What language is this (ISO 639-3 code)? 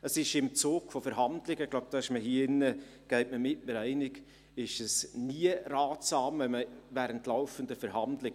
gsw